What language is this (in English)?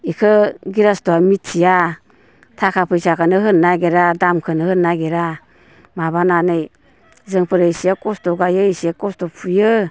Bodo